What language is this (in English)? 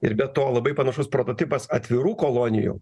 Lithuanian